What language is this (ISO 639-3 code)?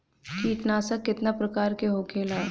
bho